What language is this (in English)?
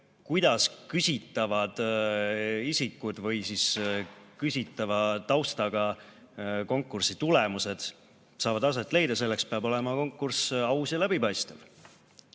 Estonian